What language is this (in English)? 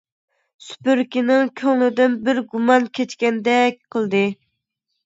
Uyghur